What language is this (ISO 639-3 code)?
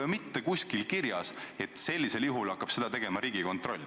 est